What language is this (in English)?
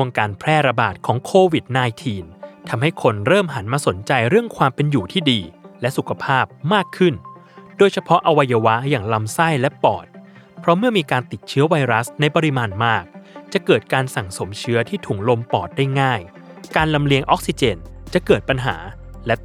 Thai